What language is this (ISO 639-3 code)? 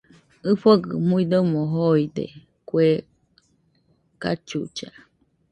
hux